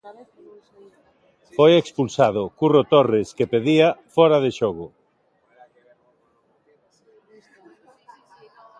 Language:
Galician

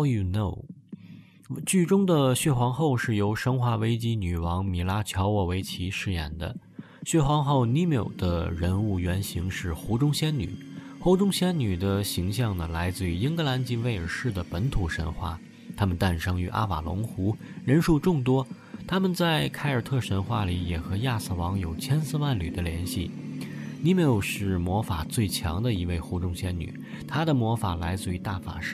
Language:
Chinese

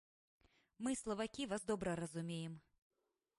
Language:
Belarusian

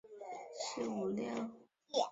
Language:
Chinese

